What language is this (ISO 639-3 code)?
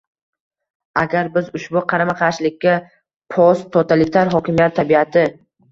uzb